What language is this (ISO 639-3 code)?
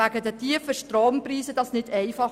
gsw